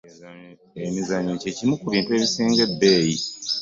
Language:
Ganda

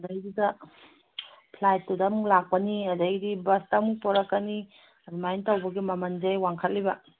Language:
Manipuri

